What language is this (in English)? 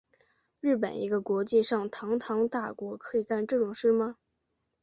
Chinese